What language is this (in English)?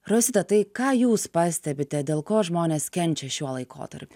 Lithuanian